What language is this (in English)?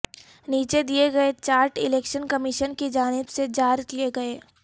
Urdu